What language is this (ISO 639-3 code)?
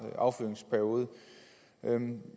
dan